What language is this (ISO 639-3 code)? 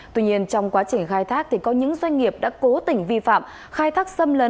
vie